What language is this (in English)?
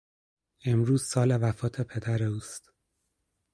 Persian